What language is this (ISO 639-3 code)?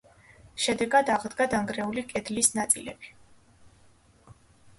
kat